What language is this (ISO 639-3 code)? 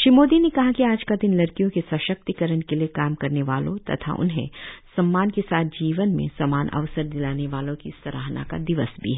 hin